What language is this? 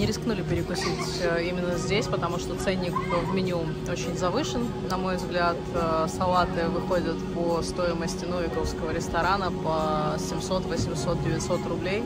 Russian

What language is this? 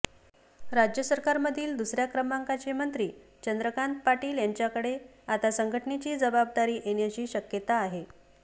Marathi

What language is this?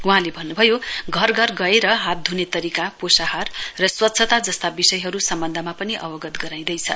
Nepali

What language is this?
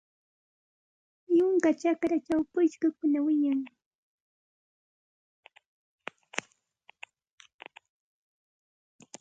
Santa Ana de Tusi Pasco Quechua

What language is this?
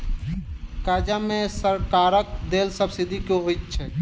Maithili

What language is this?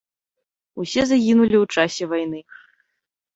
Belarusian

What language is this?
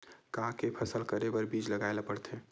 Chhattisgarhi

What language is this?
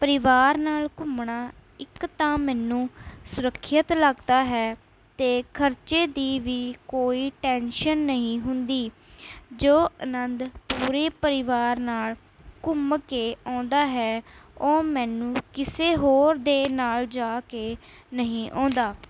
Punjabi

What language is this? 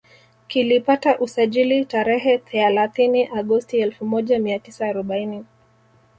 Swahili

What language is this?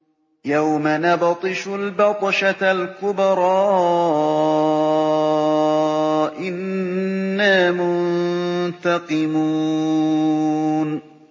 Arabic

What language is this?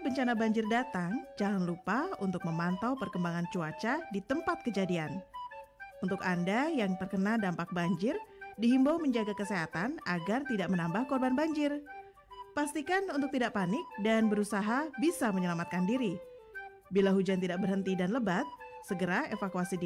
Indonesian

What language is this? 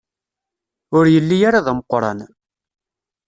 Kabyle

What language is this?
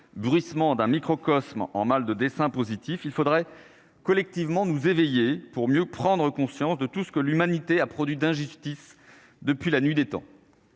French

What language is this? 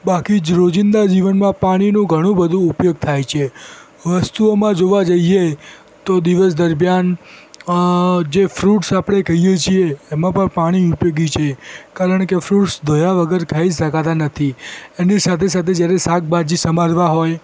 Gujarati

